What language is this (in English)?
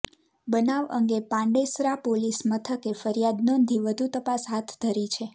Gujarati